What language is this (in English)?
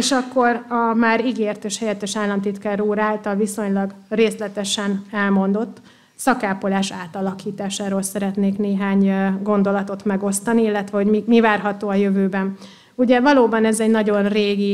Hungarian